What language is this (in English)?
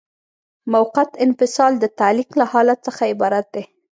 Pashto